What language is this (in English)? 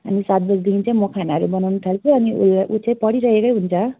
Nepali